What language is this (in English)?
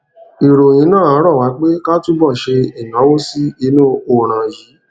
Yoruba